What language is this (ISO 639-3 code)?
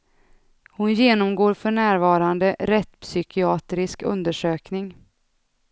swe